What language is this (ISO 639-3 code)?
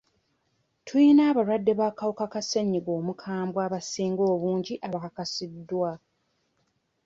lug